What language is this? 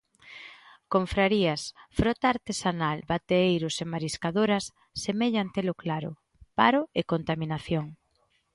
Galician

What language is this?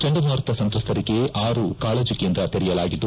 Kannada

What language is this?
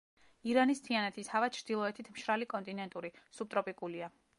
Georgian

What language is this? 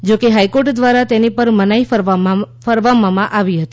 Gujarati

